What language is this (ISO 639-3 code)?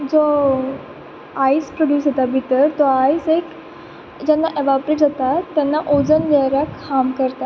kok